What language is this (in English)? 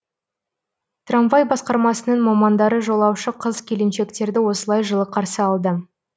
Kazakh